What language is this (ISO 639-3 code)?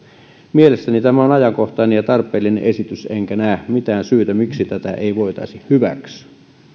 fin